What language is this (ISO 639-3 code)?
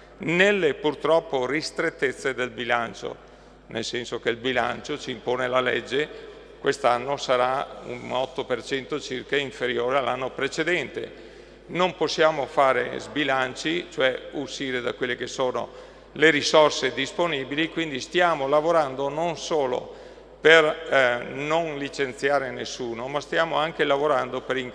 ita